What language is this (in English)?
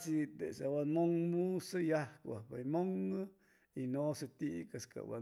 Chimalapa Zoque